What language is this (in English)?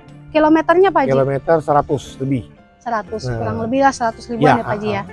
Indonesian